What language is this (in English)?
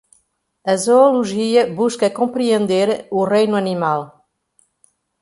Portuguese